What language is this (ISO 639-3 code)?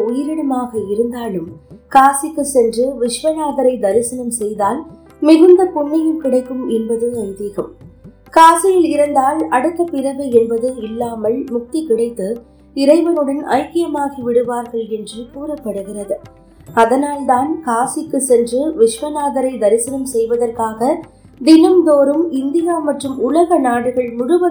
tam